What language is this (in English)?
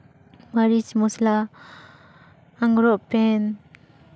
Santali